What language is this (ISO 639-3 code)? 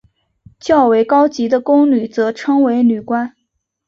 zho